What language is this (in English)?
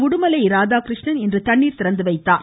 Tamil